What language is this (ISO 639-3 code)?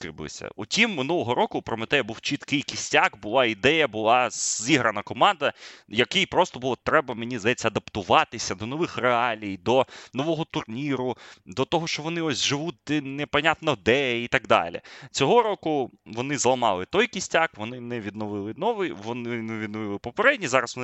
ukr